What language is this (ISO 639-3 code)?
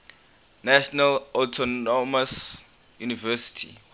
eng